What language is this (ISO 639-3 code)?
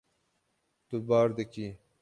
kur